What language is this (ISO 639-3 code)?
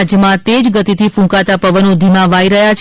guj